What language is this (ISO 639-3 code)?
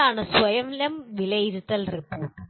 mal